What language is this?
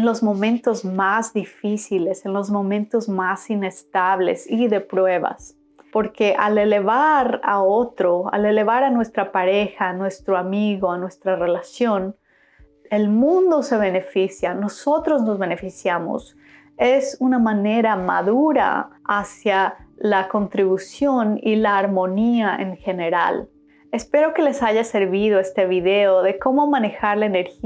Spanish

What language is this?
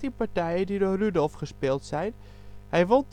Dutch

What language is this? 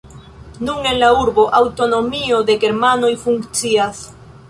Esperanto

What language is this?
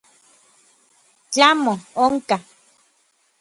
Orizaba Nahuatl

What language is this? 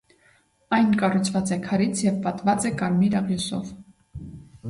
Armenian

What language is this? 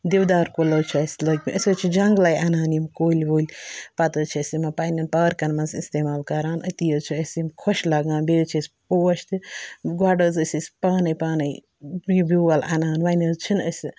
Kashmiri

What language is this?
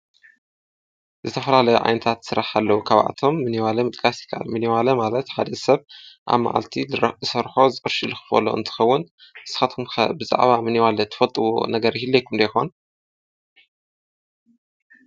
Tigrinya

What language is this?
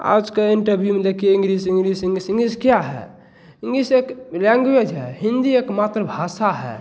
Hindi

